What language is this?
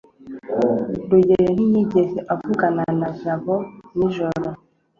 Kinyarwanda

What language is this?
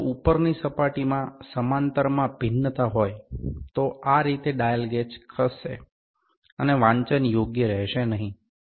Gujarati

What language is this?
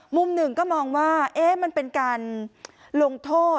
Thai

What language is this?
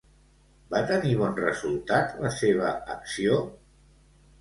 Catalan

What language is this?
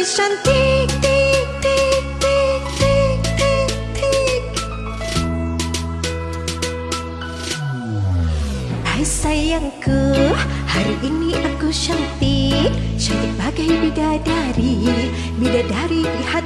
Indonesian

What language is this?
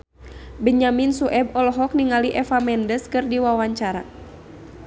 Sundanese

